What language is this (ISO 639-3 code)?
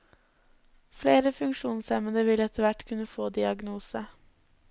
nor